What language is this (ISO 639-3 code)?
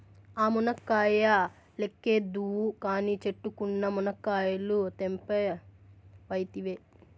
tel